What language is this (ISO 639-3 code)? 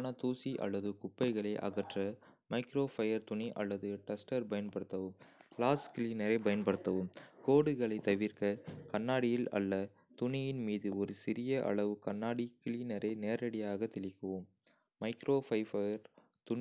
kfe